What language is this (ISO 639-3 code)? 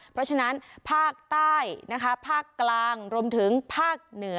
tha